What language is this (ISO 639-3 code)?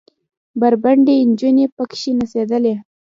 pus